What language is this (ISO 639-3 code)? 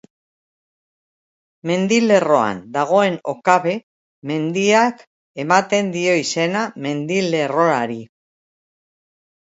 eus